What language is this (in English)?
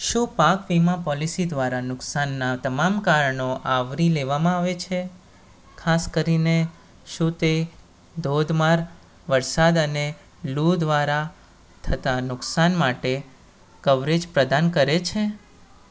Gujarati